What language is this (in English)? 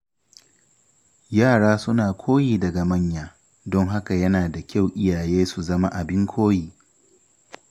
Hausa